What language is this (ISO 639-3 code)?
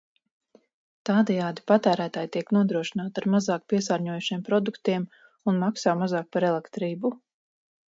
lav